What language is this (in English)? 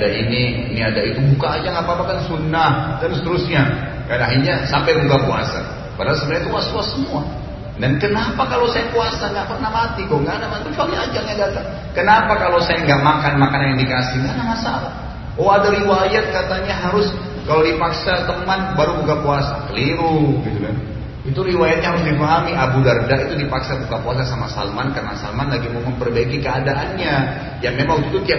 Indonesian